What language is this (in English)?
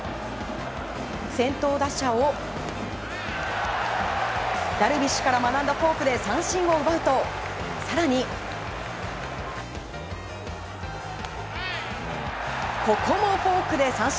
Japanese